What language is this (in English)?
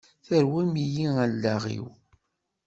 Kabyle